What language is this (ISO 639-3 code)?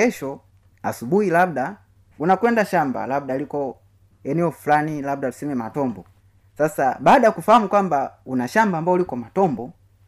swa